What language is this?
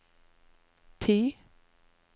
Norwegian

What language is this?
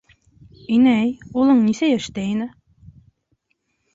Bashkir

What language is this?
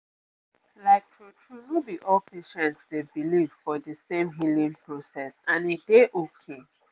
Nigerian Pidgin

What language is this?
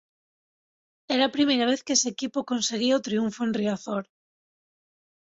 Galician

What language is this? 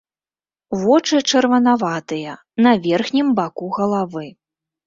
Belarusian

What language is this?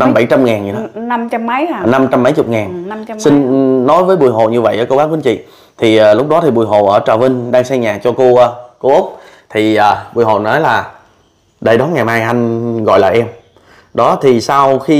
Vietnamese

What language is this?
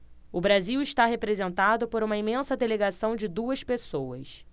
Portuguese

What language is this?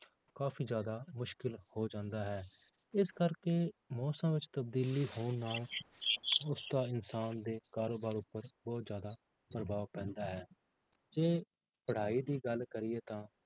Punjabi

